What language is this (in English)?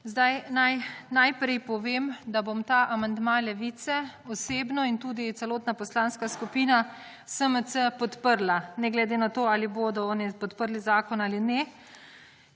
Slovenian